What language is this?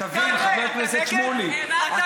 Hebrew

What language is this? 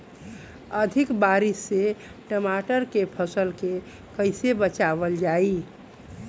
Bhojpuri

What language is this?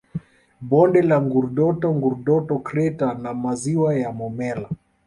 Swahili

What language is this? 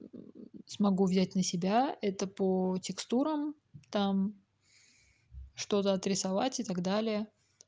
Russian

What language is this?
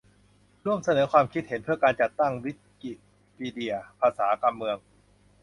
Thai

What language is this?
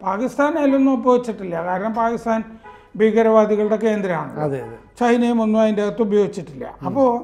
Malayalam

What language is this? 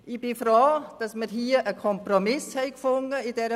Swiss German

